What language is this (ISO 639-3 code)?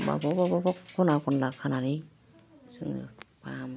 brx